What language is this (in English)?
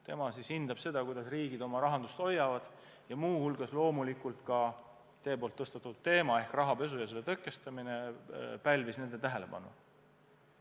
Estonian